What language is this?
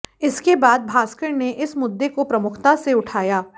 Hindi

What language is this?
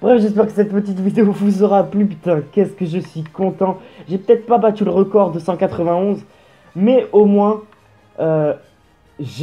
French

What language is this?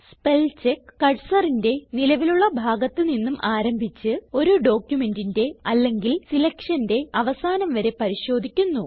Malayalam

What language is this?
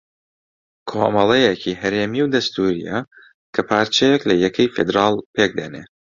Central Kurdish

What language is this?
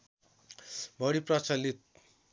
Nepali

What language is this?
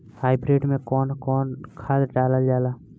Bhojpuri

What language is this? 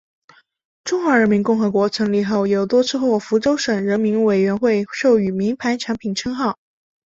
Chinese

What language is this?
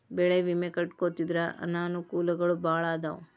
Kannada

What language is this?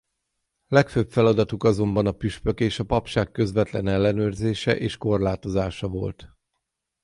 Hungarian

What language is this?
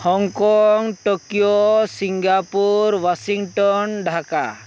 Santali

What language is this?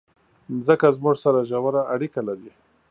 Pashto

